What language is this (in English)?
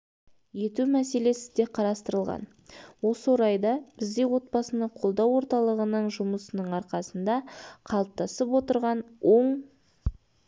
Kazakh